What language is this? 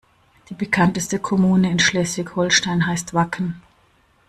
German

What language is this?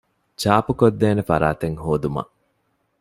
Divehi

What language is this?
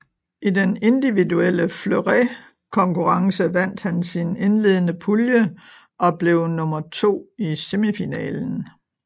Danish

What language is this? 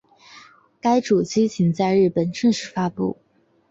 Chinese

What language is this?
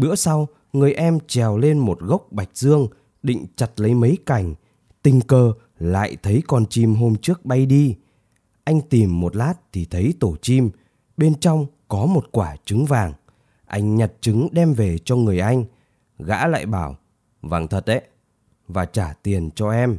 Vietnamese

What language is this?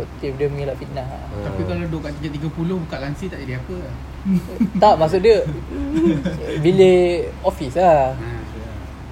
Malay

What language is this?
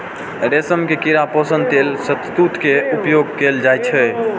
Maithili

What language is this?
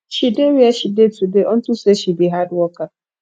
Nigerian Pidgin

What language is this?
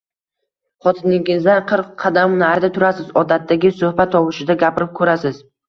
Uzbek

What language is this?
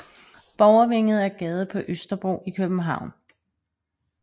Danish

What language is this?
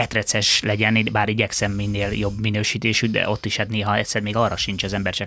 Hungarian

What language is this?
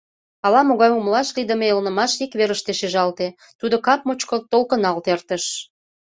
Mari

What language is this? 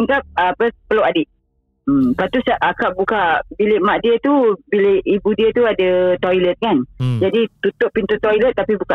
Malay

